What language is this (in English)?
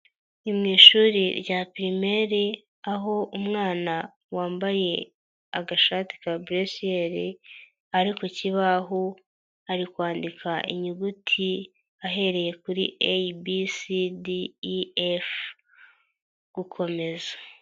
Kinyarwanda